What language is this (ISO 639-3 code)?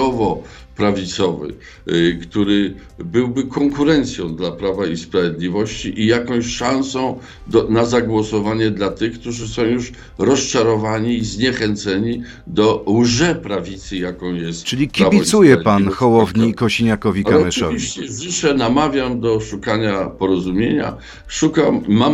pol